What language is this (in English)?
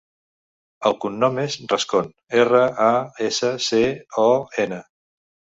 Catalan